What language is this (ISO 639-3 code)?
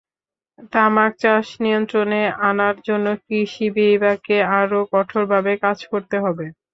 ben